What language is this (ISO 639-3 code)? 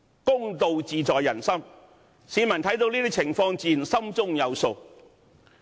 yue